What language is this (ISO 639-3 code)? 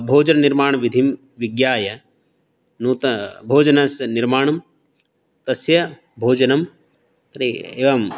san